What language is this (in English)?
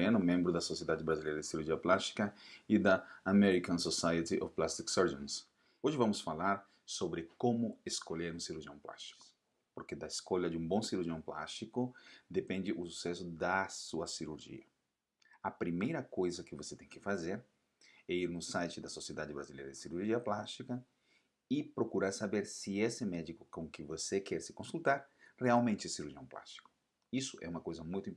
Portuguese